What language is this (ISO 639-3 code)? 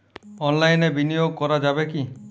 ben